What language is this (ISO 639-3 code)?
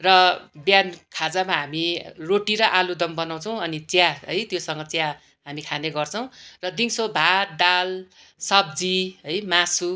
nep